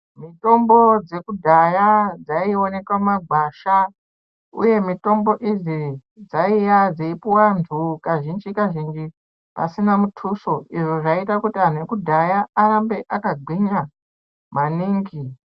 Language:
Ndau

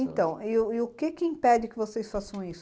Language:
Portuguese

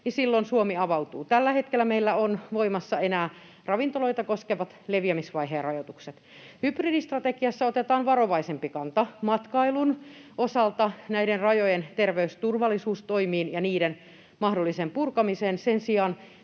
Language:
Finnish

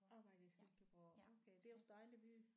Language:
Danish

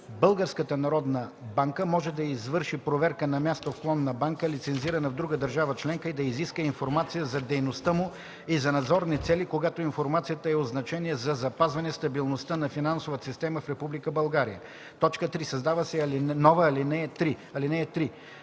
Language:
Bulgarian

